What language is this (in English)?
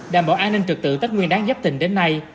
Vietnamese